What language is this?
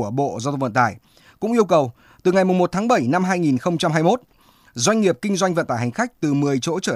Vietnamese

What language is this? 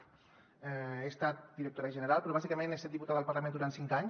Catalan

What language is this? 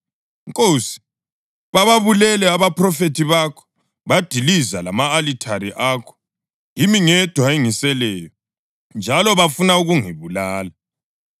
North Ndebele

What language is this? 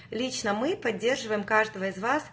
Russian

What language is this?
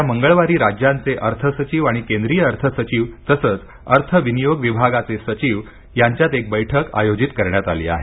Marathi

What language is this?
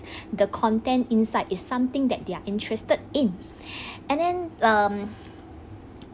English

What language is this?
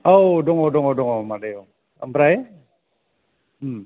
Bodo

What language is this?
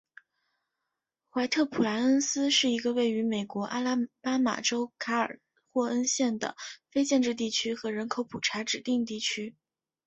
Chinese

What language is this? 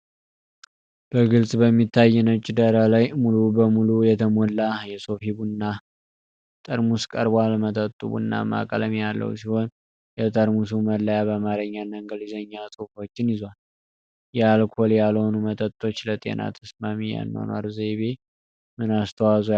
Amharic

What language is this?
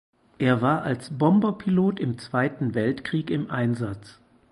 German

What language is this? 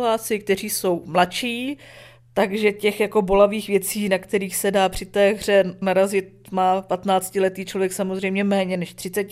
Czech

